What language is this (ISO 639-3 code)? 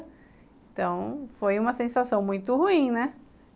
por